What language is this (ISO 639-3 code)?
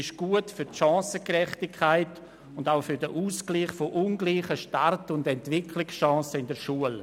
gsw